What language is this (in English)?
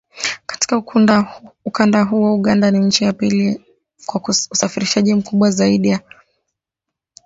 Swahili